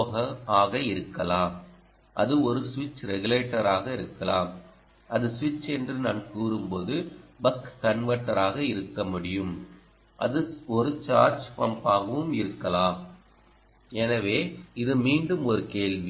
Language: Tamil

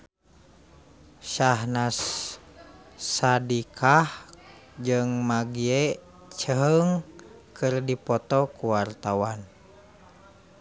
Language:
Sundanese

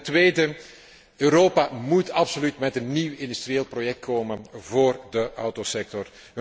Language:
Dutch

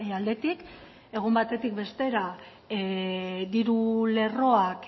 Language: Basque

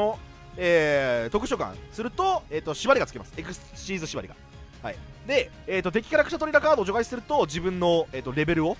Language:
Japanese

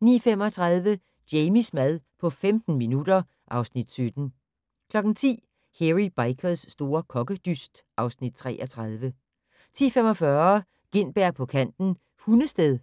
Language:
Danish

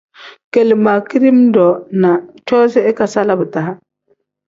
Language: Tem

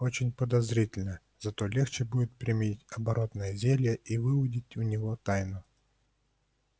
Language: Russian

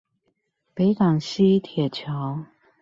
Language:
Chinese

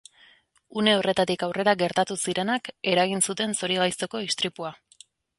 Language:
Basque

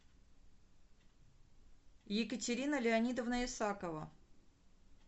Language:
Russian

